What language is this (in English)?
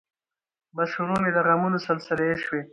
Pashto